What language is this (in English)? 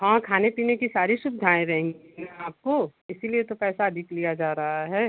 Hindi